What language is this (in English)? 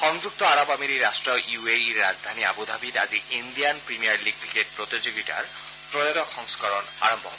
Assamese